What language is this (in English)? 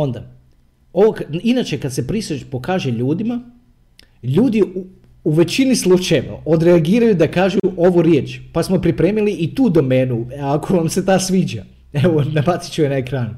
Croatian